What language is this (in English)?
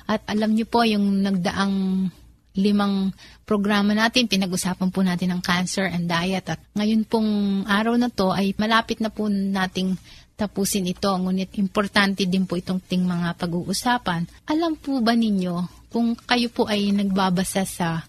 Filipino